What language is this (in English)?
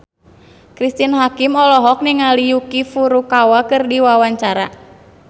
Sundanese